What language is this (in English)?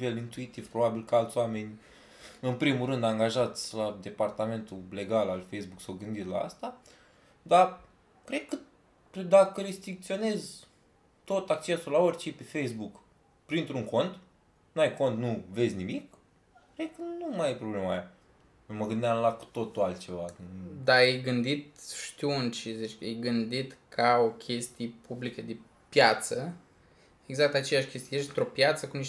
Romanian